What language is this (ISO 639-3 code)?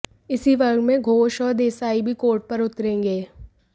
hin